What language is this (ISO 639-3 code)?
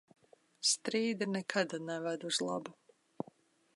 lav